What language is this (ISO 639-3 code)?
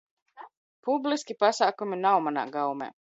lav